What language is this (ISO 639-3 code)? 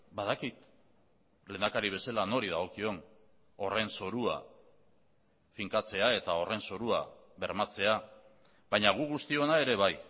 eus